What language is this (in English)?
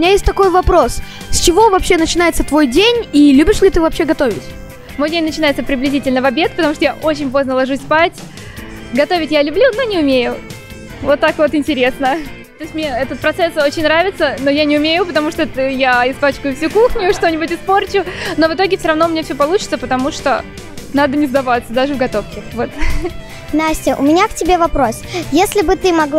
Russian